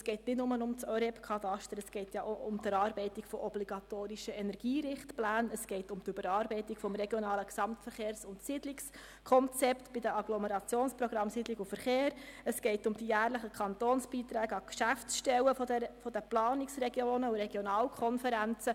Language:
Swiss German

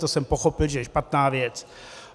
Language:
Czech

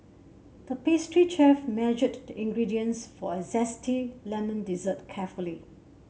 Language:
English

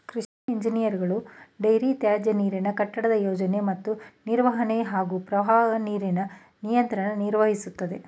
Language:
Kannada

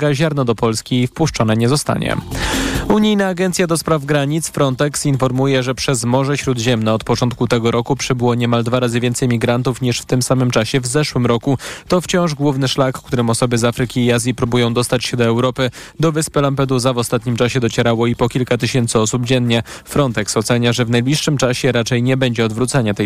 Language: Polish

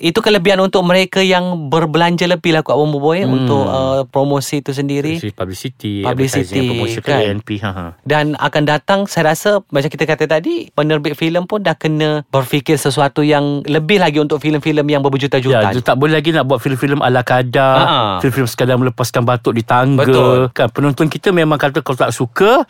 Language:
Malay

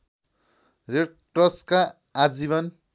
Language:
Nepali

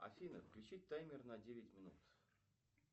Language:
Russian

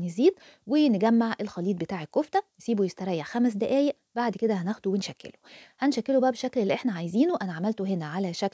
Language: Arabic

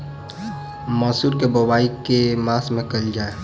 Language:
Maithili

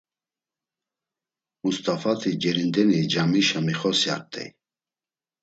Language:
Laz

